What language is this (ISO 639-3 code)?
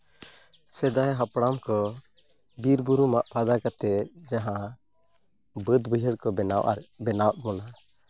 sat